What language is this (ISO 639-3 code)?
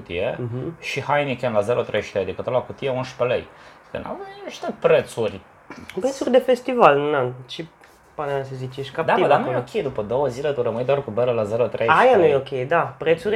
ron